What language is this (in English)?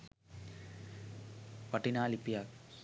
Sinhala